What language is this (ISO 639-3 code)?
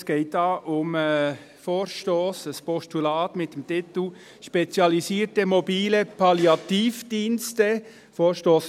gsw